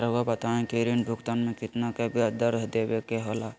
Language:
Magahi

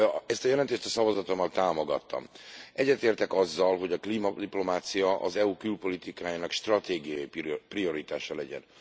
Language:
Hungarian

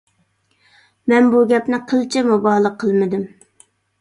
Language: Uyghur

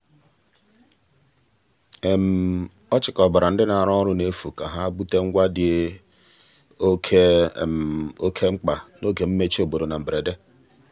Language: Igbo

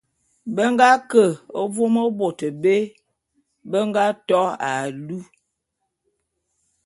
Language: Bulu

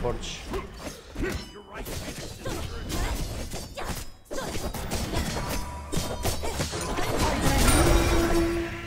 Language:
Spanish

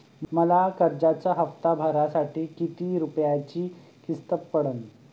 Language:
Marathi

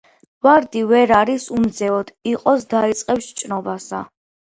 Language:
Georgian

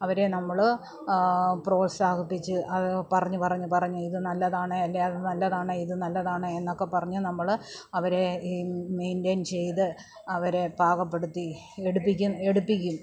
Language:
Malayalam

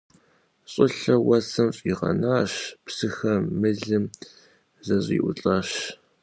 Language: Kabardian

